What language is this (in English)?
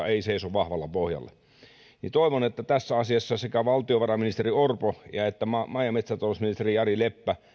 Finnish